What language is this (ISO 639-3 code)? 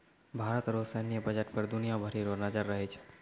mai